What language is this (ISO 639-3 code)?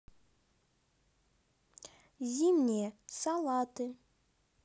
rus